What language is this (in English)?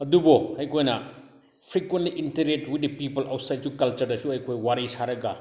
Manipuri